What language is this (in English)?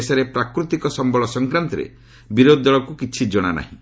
Odia